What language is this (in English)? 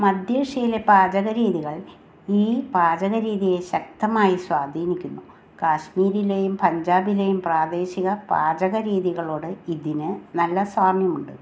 Malayalam